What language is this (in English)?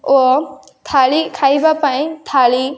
Odia